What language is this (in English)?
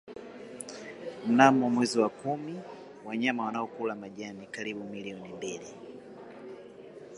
Swahili